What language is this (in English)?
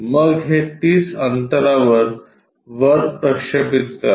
Marathi